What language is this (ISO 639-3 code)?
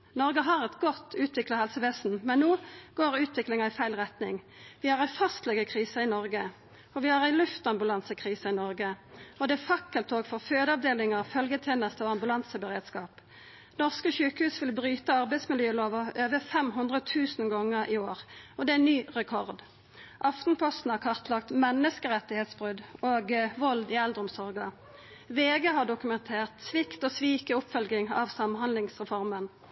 nno